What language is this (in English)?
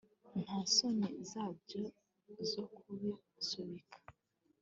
Kinyarwanda